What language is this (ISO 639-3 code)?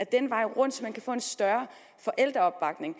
dan